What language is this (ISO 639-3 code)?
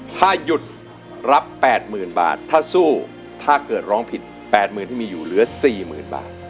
tha